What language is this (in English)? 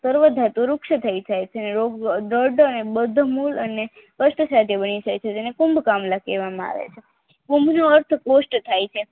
Gujarati